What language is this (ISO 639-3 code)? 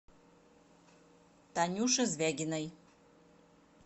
rus